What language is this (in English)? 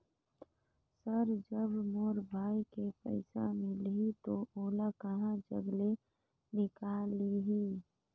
Chhattisgarhi